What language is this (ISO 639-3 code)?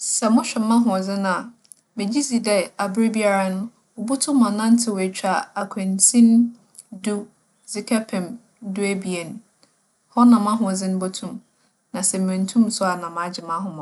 aka